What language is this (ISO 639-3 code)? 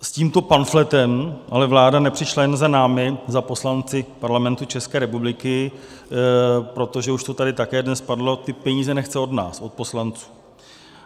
ces